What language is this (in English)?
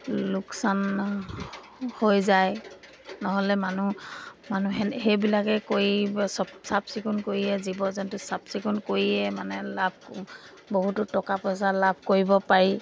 Assamese